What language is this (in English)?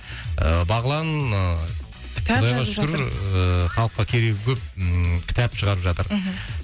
Kazakh